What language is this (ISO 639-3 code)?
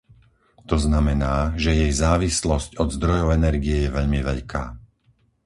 slk